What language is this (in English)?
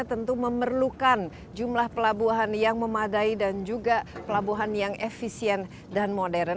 Indonesian